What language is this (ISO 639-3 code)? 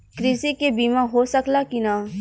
bho